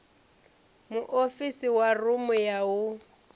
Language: Venda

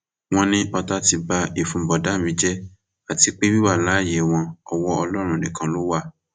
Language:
Yoruba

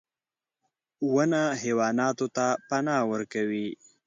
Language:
Pashto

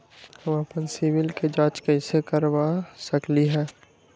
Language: Magahi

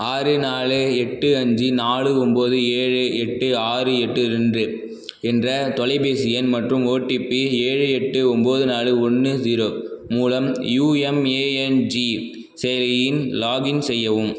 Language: Tamil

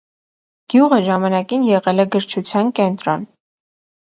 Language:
Armenian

